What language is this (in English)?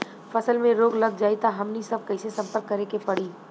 Bhojpuri